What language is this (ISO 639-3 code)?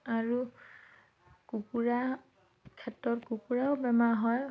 asm